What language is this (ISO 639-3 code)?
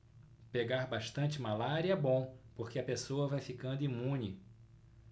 por